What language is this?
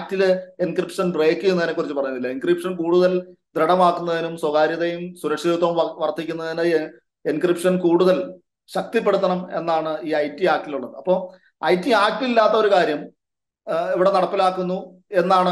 Malayalam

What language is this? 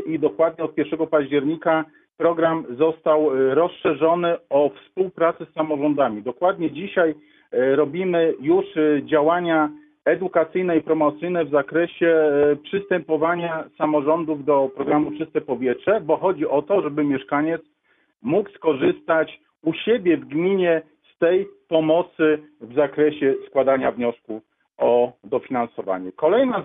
Polish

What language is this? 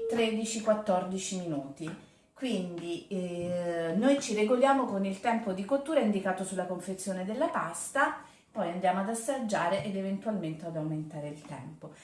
Italian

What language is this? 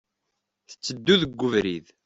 Kabyle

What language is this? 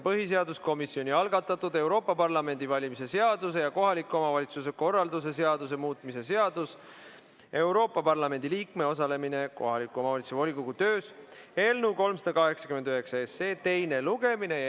Estonian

